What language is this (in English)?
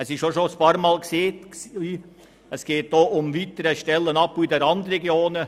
Swiss German